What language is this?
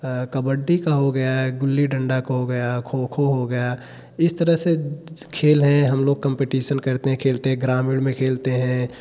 Hindi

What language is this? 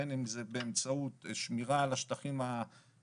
Hebrew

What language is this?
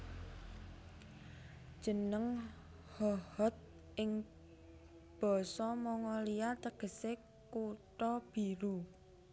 Javanese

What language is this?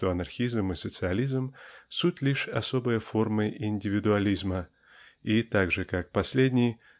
Russian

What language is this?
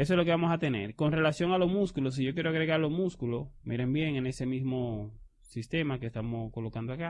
Spanish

